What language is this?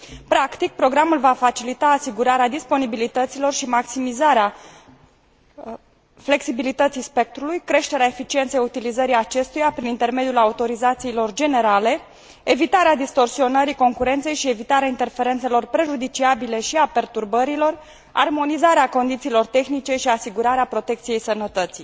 Romanian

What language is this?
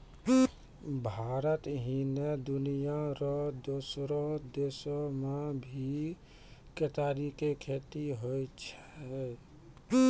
Maithili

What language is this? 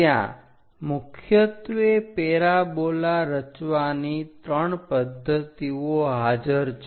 Gujarati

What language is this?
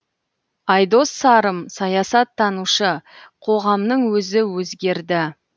Kazakh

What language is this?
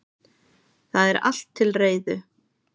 Icelandic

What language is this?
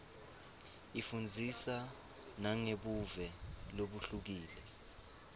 Swati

